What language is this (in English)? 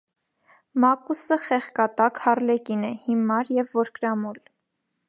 Armenian